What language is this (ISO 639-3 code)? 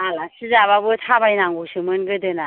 brx